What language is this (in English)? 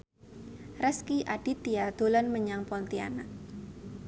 Javanese